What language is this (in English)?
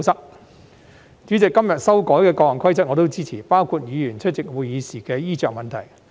Cantonese